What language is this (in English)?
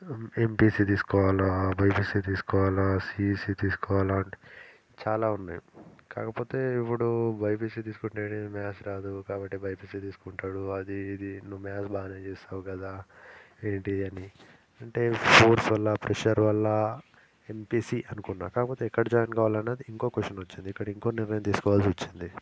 Telugu